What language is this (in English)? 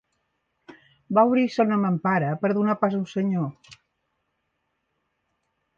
Catalan